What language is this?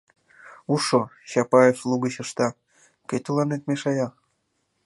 Mari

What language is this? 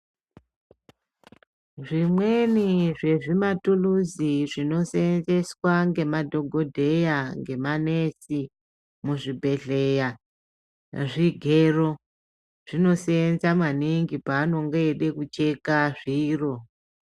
Ndau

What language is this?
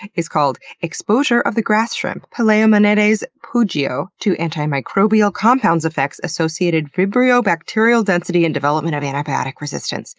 English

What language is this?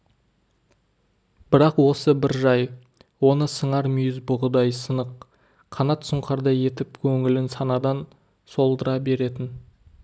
Kazakh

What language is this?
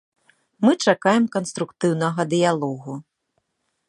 Belarusian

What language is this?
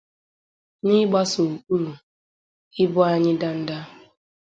Igbo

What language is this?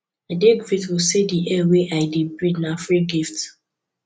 Nigerian Pidgin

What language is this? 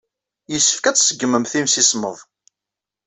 Kabyle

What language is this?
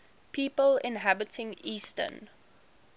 English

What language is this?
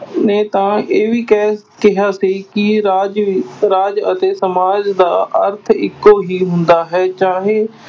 Punjabi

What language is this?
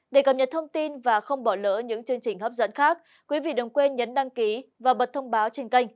Vietnamese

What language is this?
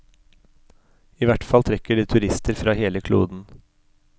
Norwegian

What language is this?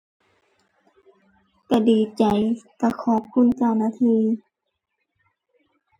Thai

